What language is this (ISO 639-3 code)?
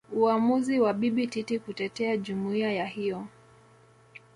swa